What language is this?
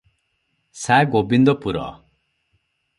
Odia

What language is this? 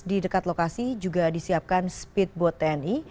Indonesian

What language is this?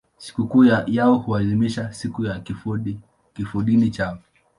Swahili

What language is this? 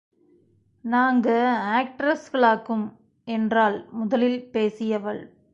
Tamil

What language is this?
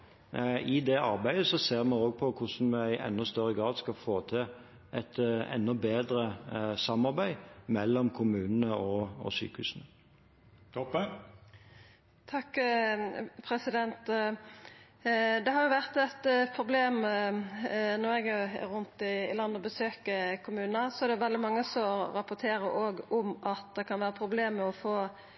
Norwegian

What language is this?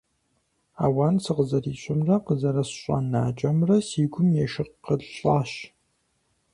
Kabardian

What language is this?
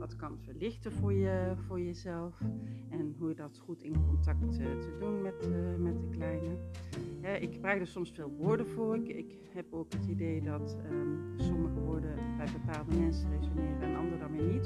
Dutch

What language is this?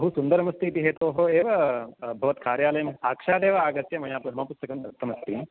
Sanskrit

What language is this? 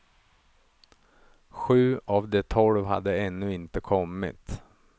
Swedish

